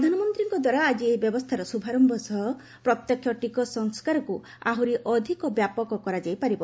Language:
Odia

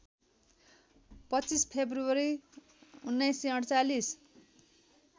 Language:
Nepali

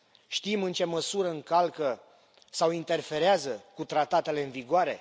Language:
Romanian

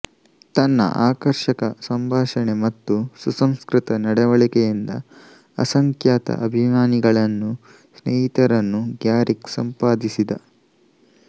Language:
Kannada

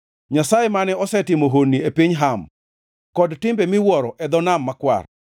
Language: Luo (Kenya and Tanzania)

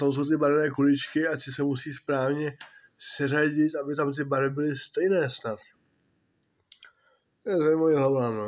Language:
Czech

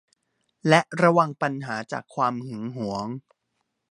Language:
Thai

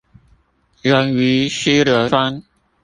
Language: Chinese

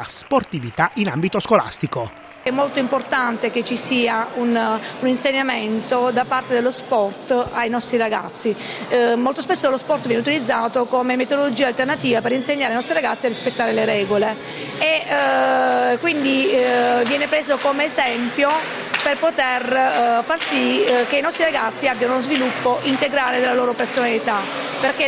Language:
Italian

